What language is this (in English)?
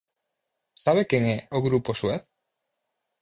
Galician